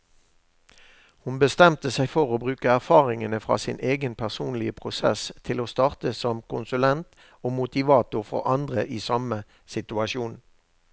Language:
Norwegian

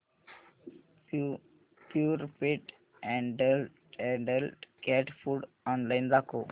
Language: Marathi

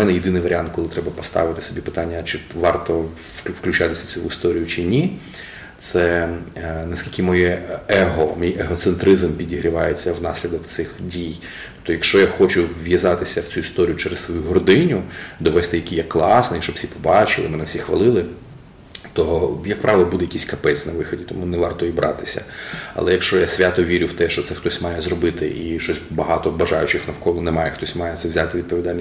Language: Ukrainian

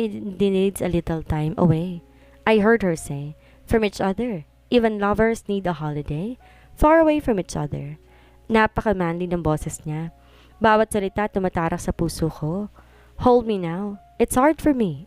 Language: Filipino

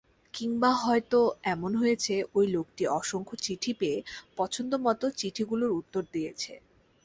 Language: Bangla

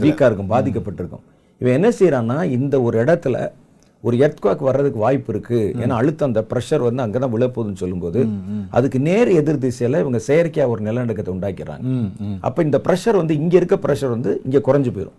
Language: Tamil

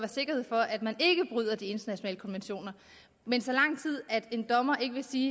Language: Danish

